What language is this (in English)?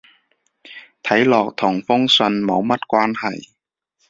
Cantonese